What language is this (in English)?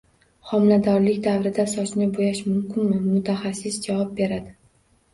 Uzbek